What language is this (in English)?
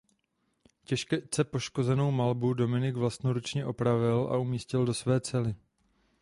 Czech